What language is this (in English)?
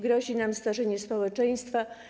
Polish